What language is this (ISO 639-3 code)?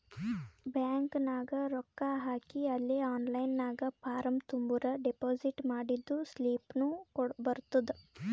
kan